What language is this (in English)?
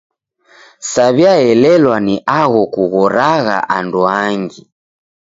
Taita